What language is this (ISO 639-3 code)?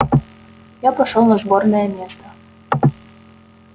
rus